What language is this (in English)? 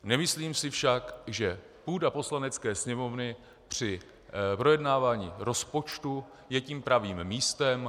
Czech